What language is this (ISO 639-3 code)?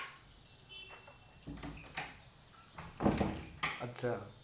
guj